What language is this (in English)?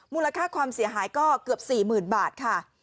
Thai